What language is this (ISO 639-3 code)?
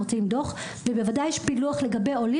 heb